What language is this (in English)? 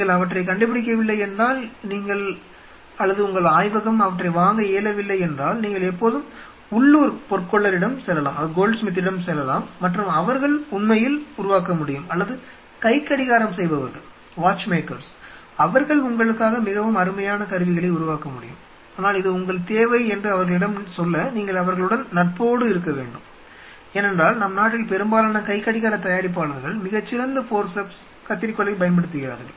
Tamil